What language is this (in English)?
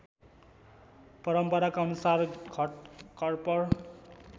Nepali